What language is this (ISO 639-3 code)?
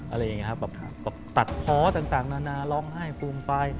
tha